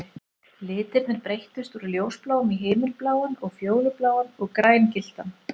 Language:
Icelandic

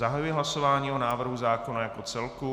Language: Czech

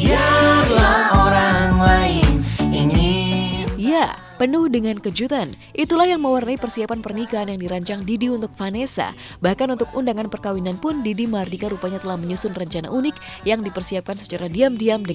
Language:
Indonesian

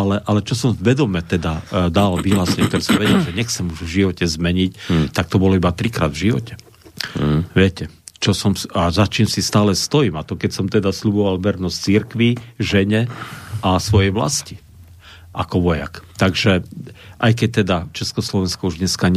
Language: Slovak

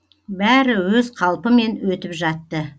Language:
Kazakh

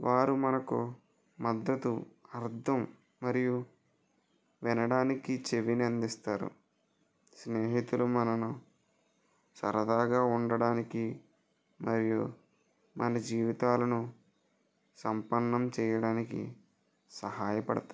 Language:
Telugu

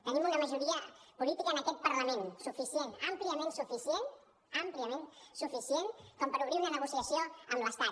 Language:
Catalan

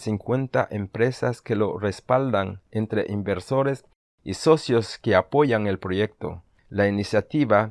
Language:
Spanish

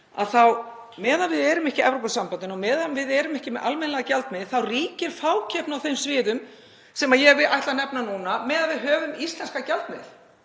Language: Icelandic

